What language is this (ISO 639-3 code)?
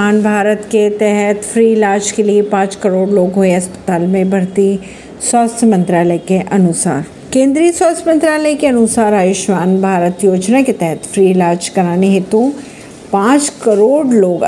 hin